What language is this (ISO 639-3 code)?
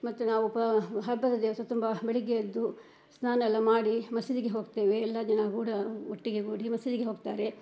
kan